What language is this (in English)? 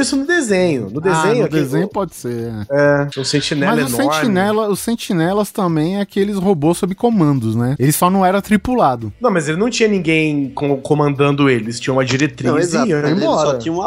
Portuguese